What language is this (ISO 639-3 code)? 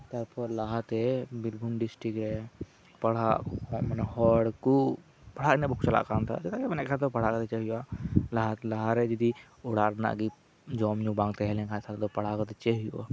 sat